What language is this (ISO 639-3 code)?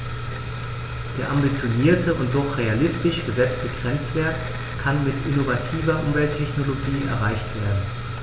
deu